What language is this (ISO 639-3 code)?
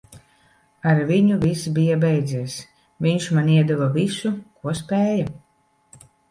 lav